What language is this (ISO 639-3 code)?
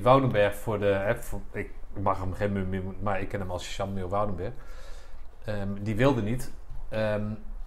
nld